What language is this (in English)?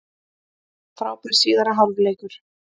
Icelandic